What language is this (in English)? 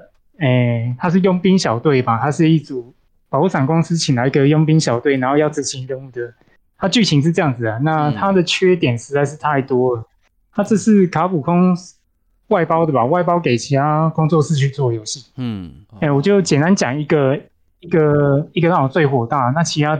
Chinese